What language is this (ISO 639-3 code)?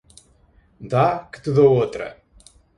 por